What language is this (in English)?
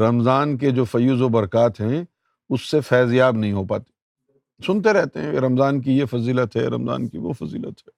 Urdu